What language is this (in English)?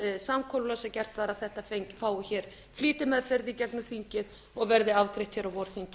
Icelandic